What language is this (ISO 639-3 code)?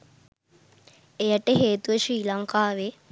sin